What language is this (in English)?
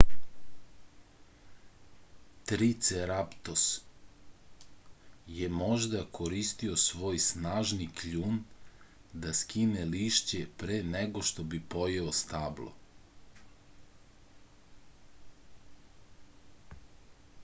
Serbian